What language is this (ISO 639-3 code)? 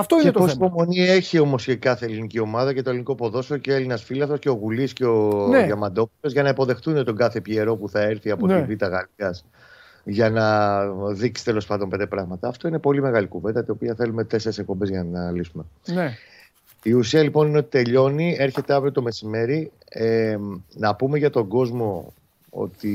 ell